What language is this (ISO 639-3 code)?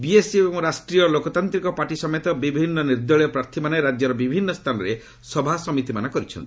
ori